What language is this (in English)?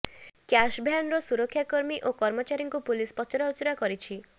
Odia